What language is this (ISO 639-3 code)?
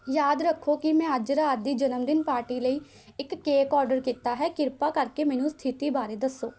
pan